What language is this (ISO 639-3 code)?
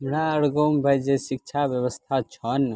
mai